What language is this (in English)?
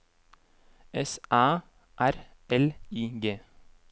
Norwegian